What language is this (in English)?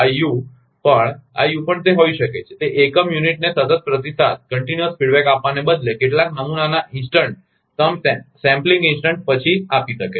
Gujarati